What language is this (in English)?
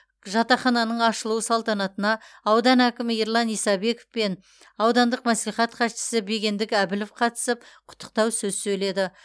Kazakh